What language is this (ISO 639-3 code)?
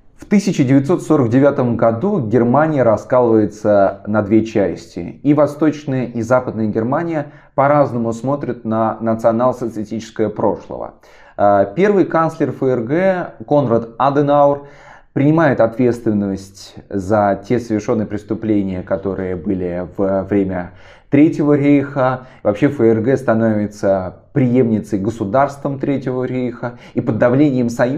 rus